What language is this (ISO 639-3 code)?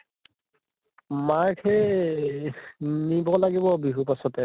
asm